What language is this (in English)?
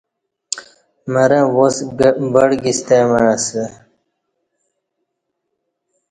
Kati